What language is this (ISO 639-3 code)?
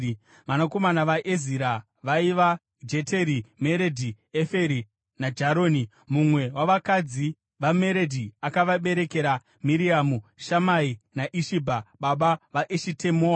sna